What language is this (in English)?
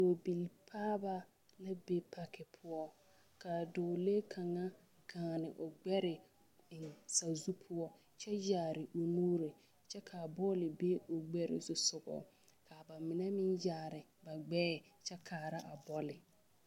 Southern Dagaare